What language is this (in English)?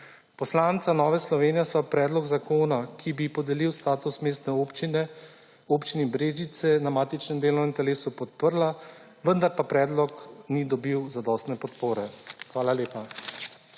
Slovenian